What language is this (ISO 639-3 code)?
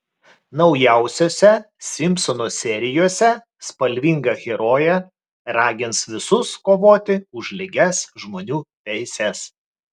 lit